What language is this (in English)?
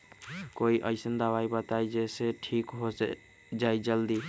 Magahi